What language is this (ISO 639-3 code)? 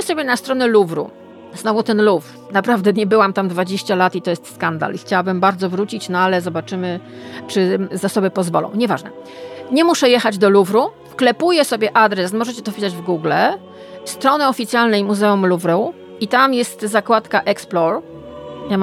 pol